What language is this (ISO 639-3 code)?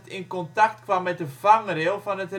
nld